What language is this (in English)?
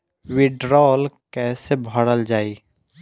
Bhojpuri